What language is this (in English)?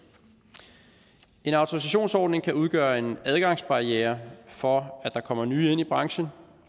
Danish